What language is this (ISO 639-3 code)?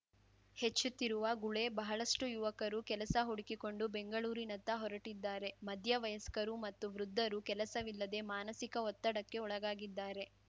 kan